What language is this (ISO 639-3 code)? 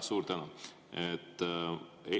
est